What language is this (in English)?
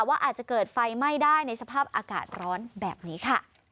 Thai